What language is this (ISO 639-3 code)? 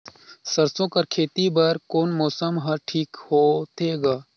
hne